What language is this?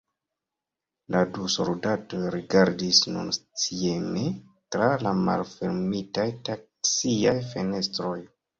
Esperanto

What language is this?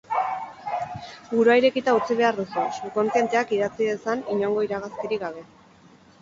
Basque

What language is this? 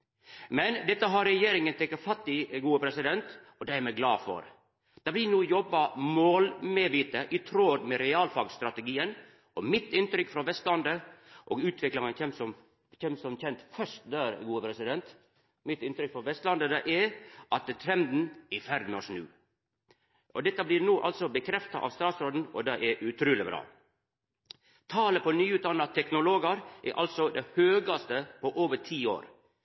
Norwegian Nynorsk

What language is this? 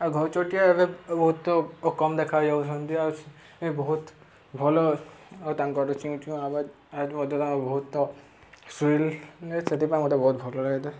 Odia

